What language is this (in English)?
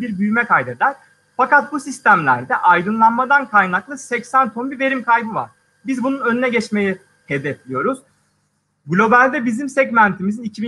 Turkish